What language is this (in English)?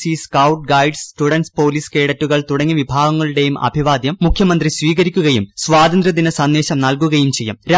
Malayalam